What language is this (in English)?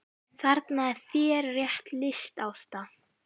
Icelandic